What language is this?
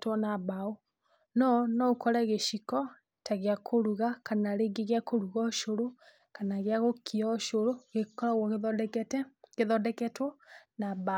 Kikuyu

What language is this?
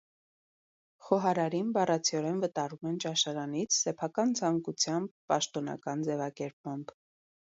Armenian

